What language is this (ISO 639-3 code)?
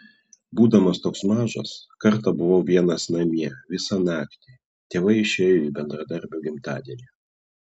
lit